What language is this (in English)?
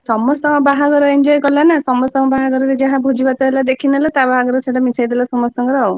Odia